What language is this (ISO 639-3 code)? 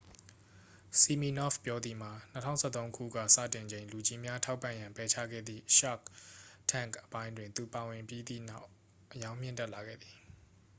mya